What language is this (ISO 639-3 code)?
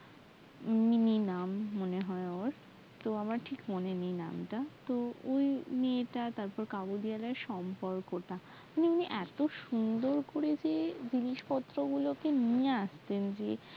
ben